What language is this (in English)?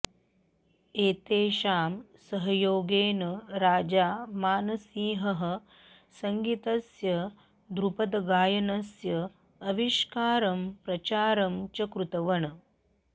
Sanskrit